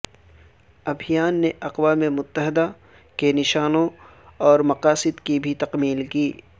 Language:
Urdu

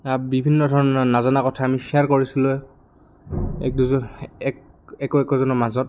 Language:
Assamese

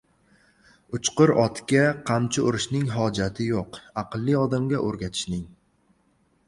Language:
Uzbek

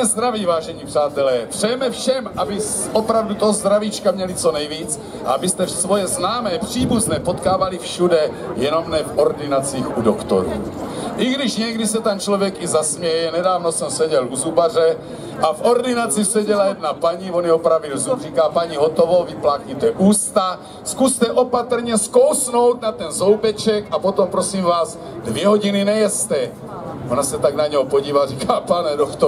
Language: Czech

